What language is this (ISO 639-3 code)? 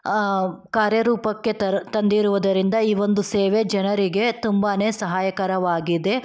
kan